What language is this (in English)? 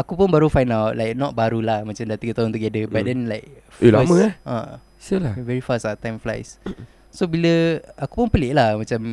Malay